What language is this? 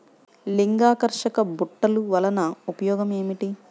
Telugu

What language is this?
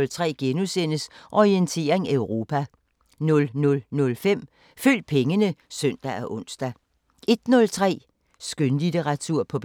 Danish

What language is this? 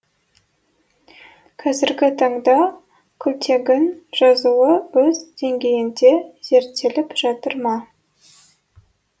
Kazakh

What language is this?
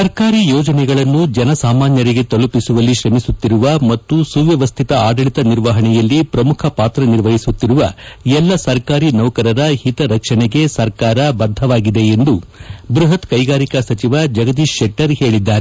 Kannada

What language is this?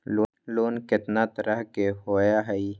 Magahi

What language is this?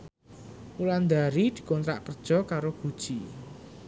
Javanese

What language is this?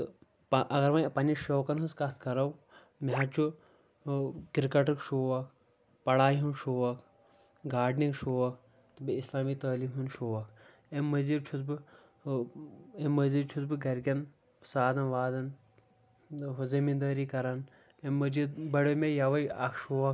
Kashmiri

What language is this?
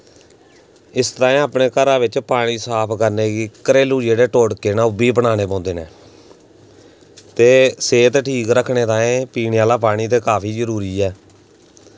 Dogri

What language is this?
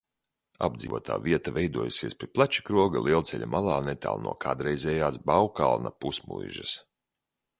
Latvian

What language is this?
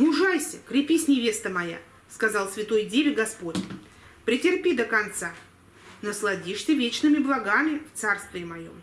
Russian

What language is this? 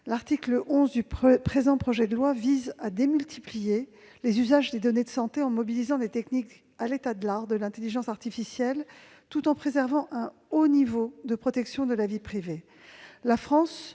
French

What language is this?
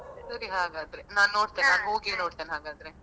Kannada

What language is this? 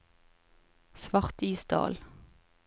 Norwegian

